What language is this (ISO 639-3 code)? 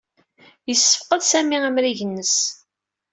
kab